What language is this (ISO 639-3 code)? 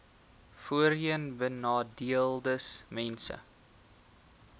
afr